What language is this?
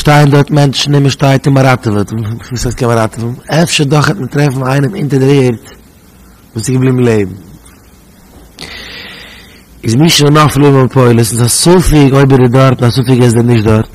Dutch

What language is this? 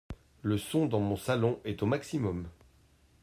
French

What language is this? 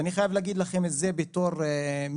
Hebrew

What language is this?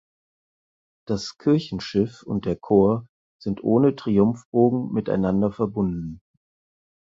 German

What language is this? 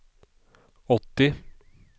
Swedish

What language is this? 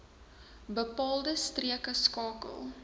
Afrikaans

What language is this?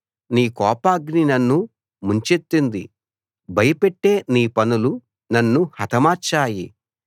Telugu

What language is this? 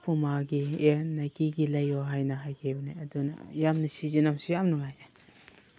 Manipuri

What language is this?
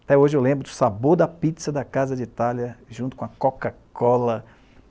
Portuguese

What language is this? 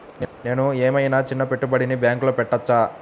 Telugu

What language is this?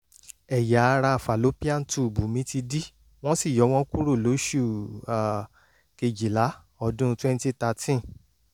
Yoruba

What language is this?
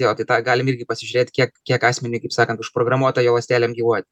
Lithuanian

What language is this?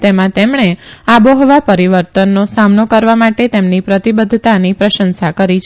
Gujarati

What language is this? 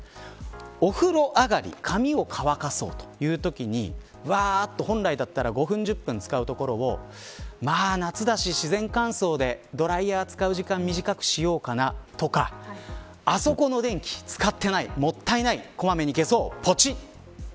Japanese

